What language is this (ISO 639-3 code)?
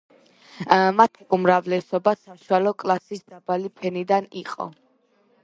kat